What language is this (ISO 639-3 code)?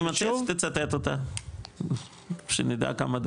heb